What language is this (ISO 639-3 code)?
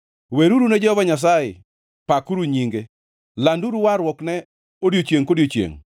luo